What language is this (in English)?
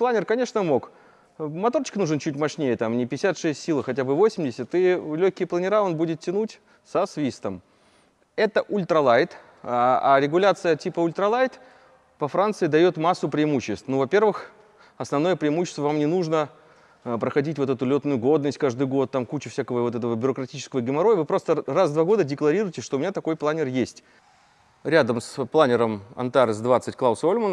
Russian